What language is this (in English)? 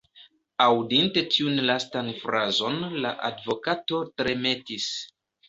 Esperanto